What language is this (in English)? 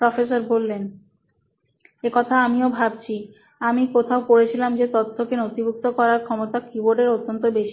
Bangla